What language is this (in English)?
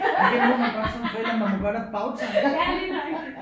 Danish